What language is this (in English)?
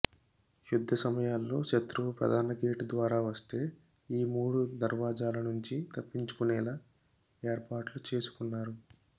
Telugu